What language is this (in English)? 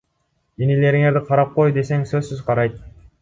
Kyrgyz